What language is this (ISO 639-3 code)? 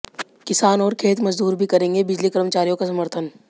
hin